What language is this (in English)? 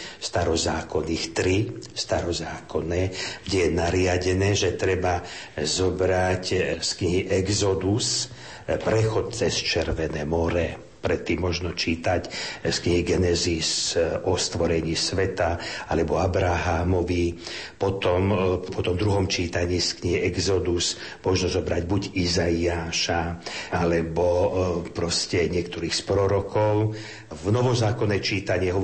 Slovak